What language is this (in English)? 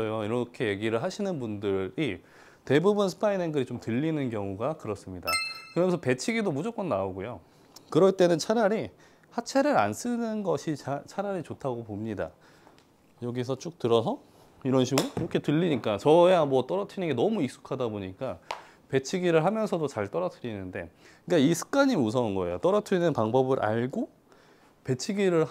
Korean